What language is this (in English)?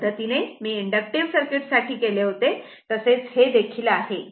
Marathi